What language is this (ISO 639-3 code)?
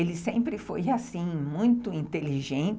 por